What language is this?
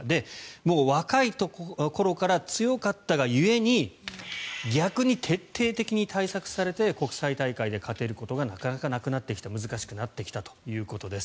Japanese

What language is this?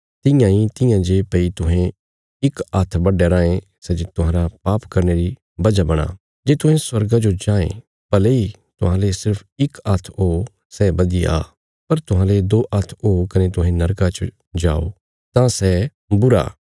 Bilaspuri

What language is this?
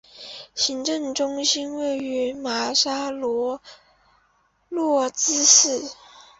Chinese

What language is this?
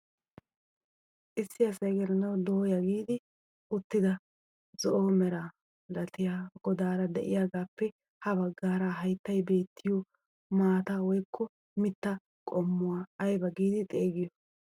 Wolaytta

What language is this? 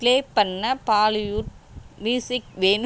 Tamil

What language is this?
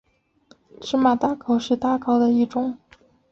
Chinese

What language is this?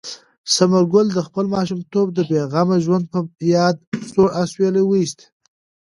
Pashto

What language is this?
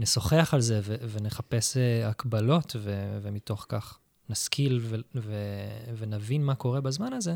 Hebrew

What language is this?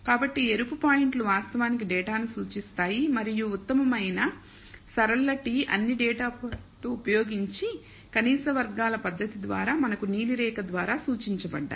Telugu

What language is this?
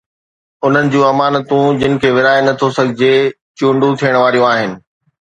Sindhi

